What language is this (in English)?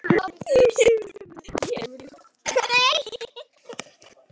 Icelandic